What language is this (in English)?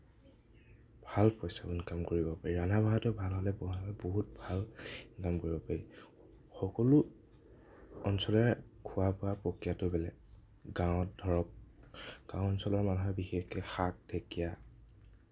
Assamese